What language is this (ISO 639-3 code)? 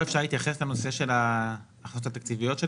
heb